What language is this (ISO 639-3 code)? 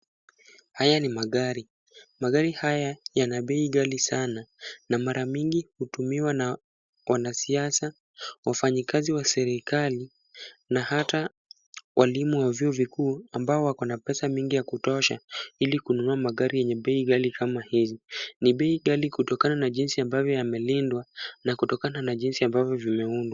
swa